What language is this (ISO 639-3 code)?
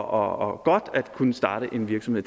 dan